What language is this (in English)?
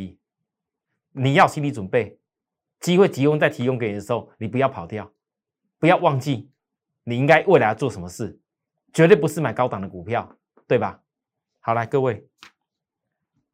Chinese